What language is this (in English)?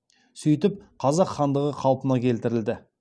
Kazakh